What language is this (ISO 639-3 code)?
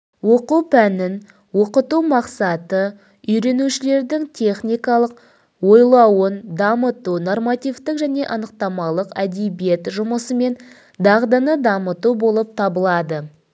kaz